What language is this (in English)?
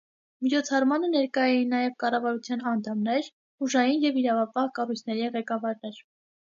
Armenian